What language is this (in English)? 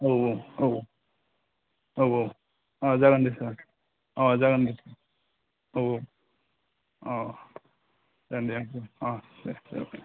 Bodo